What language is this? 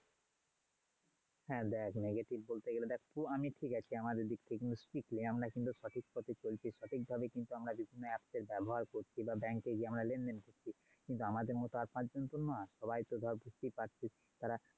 Bangla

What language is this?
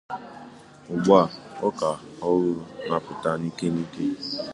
Igbo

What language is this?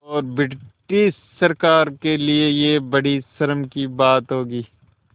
Hindi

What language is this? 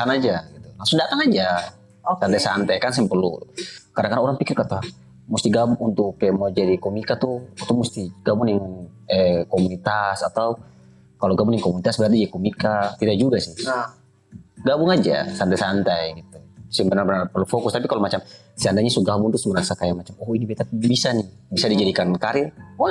Indonesian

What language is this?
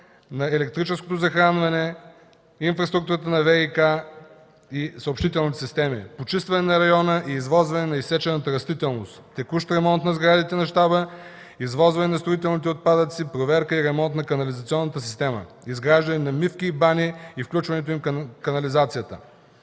Bulgarian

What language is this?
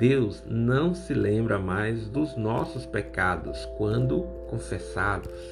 Portuguese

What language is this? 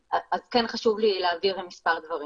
Hebrew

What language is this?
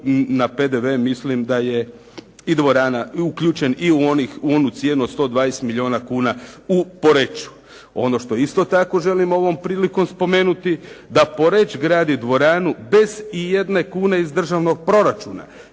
Croatian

